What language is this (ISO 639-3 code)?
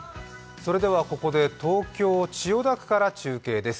jpn